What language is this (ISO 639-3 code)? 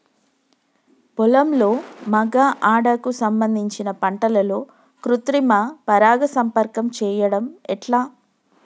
tel